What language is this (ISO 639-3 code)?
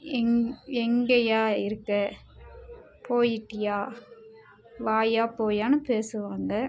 tam